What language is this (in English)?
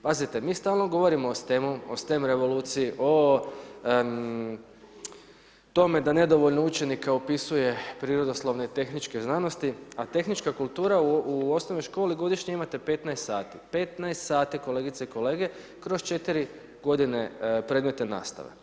Croatian